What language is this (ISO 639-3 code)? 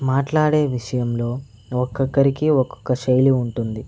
tel